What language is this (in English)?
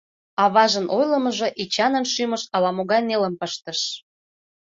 Mari